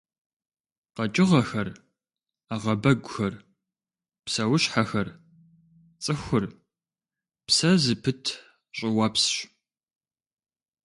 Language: Kabardian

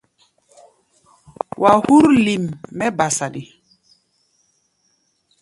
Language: Gbaya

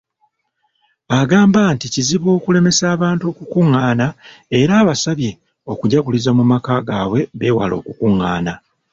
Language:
Ganda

